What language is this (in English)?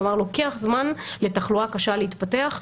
Hebrew